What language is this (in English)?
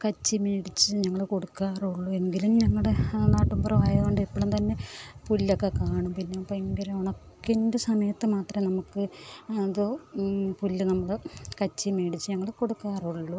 Malayalam